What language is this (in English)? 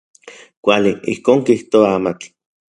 Central Puebla Nahuatl